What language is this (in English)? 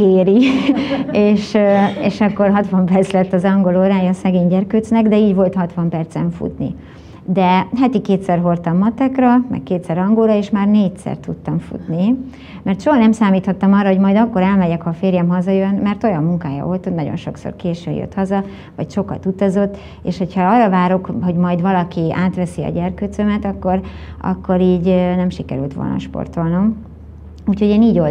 Hungarian